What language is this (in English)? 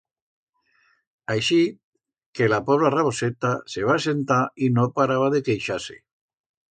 Aragonese